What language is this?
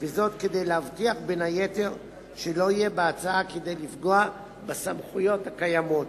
Hebrew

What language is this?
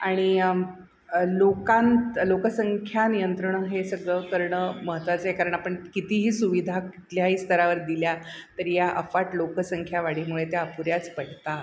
Marathi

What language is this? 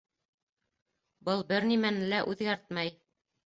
Bashkir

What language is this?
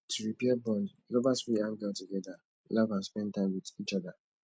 Nigerian Pidgin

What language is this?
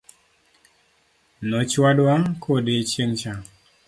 Luo (Kenya and Tanzania)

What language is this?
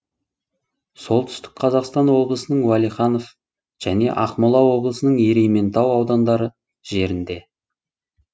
Kazakh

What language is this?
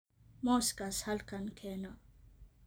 Somali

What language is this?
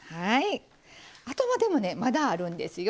Japanese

